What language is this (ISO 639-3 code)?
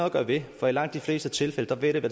dan